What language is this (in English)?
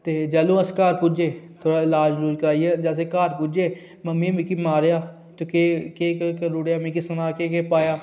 Dogri